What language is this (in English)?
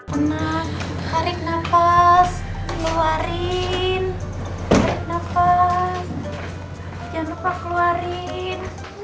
Indonesian